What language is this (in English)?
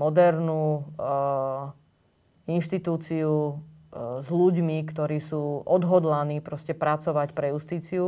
Slovak